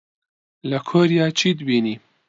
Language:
Central Kurdish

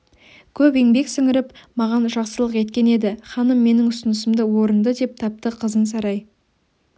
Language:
Kazakh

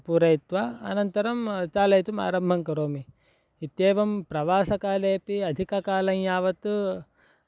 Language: Sanskrit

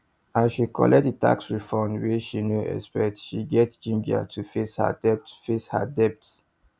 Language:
Nigerian Pidgin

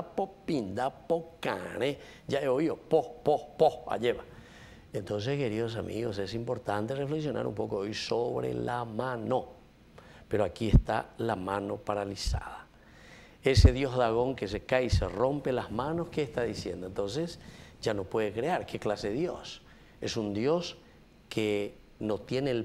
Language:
Spanish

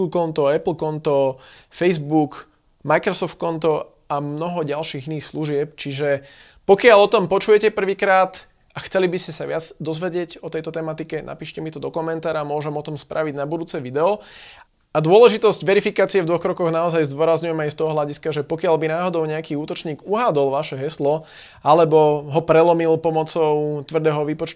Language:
Slovak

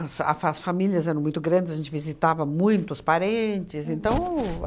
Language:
Portuguese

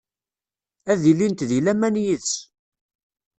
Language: Kabyle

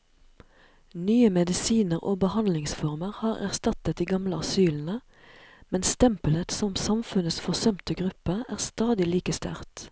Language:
Norwegian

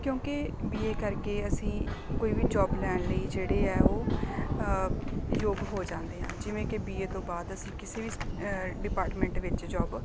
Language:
Punjabi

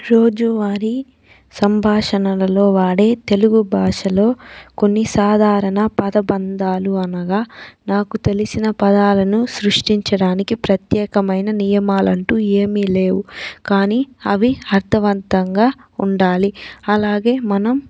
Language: Telugu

